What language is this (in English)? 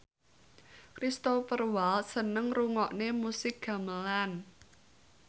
Javanese